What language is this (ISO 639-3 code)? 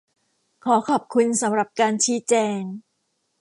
tha